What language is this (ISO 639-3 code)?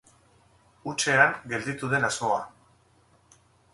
eus